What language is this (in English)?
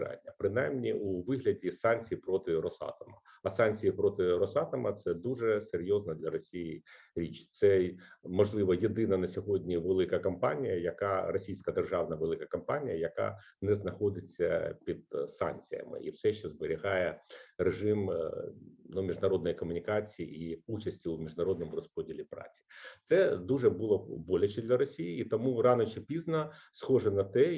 Ukrainian